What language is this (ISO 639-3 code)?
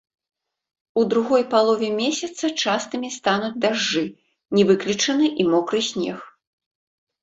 bel